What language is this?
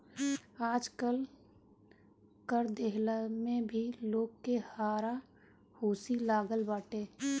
Bhojpuri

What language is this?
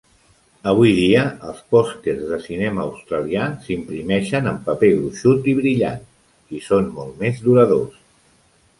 Catalan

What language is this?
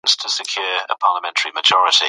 Pashto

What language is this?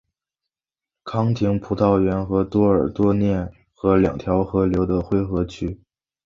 Chinese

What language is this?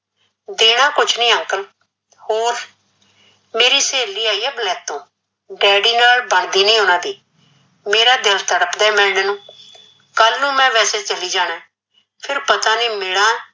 Punjabi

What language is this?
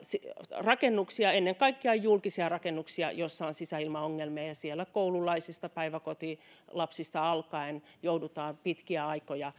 Finnish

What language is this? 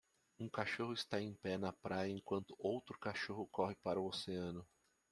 Portuguese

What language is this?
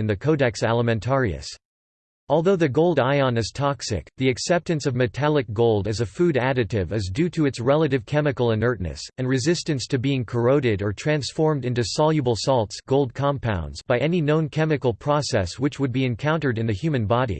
English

